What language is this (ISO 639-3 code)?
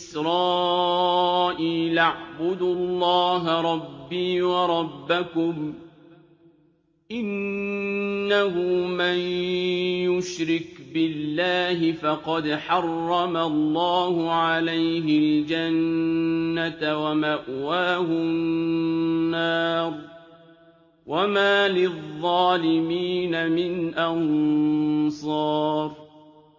ara